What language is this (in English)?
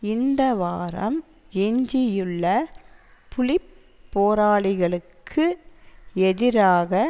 Tamil